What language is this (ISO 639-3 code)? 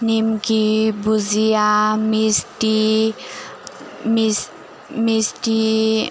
brx